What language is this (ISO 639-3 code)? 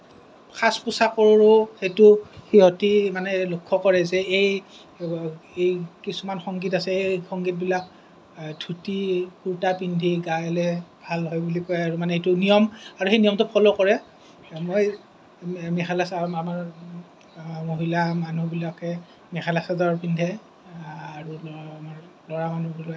asm